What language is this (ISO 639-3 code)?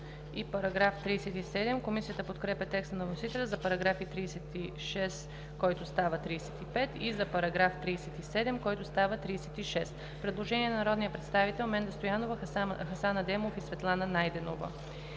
bul